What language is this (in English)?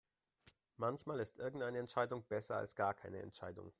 German